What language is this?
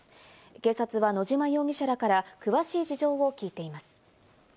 Japanese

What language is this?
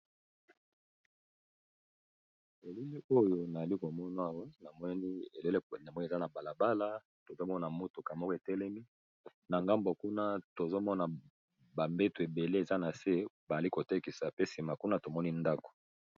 Lingala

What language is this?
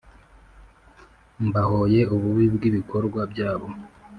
Kinyarwanda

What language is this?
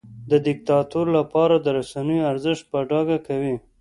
Pashto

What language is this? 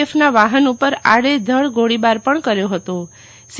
Gujarati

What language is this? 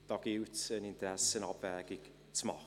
Swiss German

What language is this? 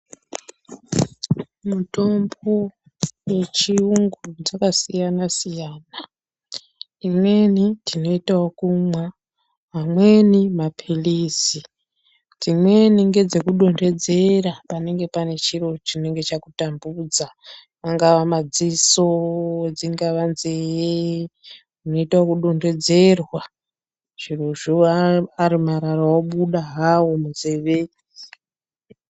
Ndau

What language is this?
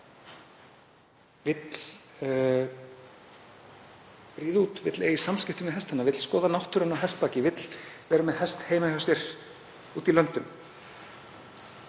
Icelandic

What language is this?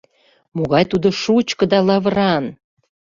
Mari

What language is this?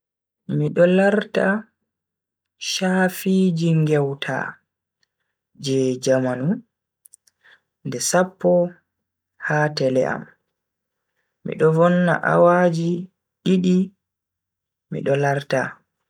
Bagirmi Fulfulde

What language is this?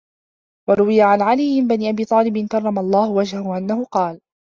Arabic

